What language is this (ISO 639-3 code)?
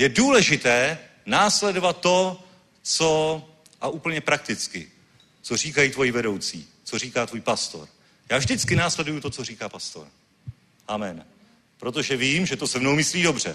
ces